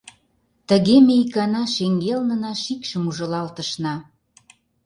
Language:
Mari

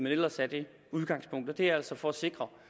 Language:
Danish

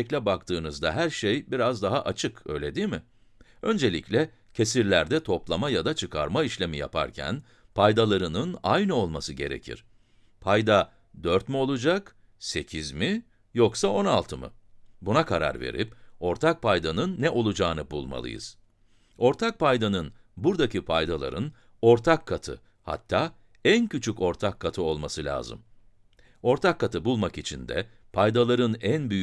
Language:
Turkish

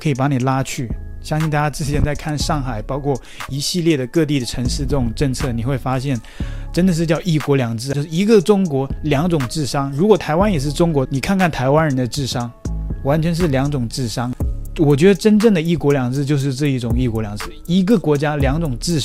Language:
Chinese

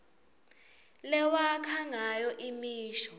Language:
Swati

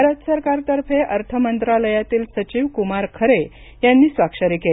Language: Marathi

